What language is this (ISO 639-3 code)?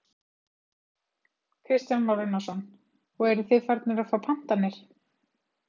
isl